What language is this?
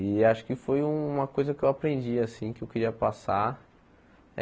Portuguese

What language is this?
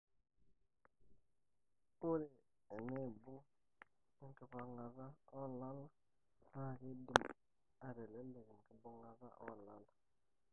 Masai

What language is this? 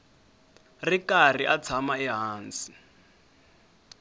Tsonga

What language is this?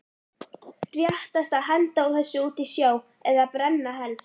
Icelandic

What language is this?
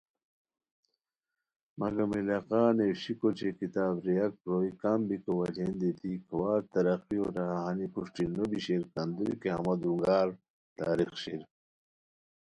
Khowar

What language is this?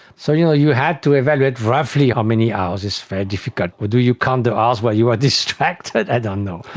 English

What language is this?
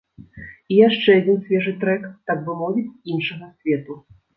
Belarusian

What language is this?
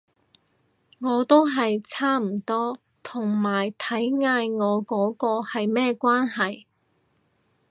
Cantonese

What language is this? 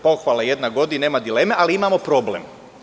Serbian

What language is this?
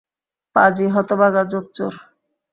Bangla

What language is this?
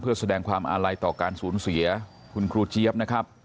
Thai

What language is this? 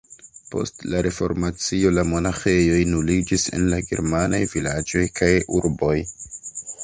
Esperanto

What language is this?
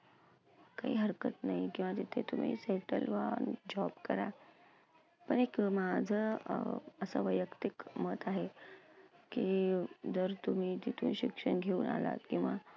Marathi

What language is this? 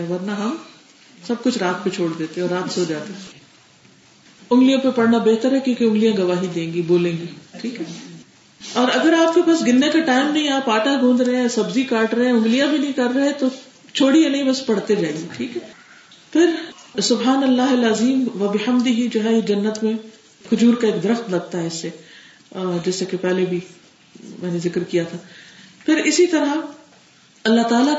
Urdu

